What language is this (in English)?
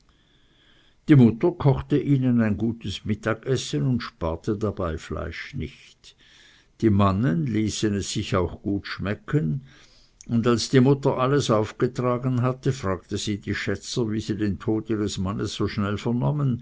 German